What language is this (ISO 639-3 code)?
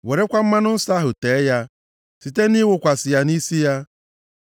ibo